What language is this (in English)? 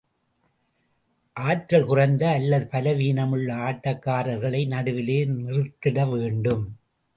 Tamil